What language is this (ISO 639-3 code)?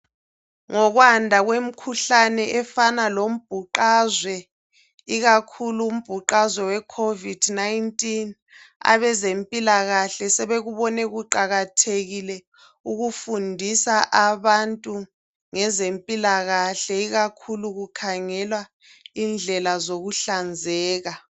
nde